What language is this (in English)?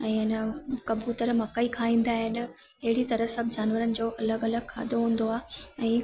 Sindhi